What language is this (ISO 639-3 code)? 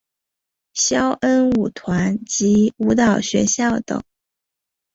zho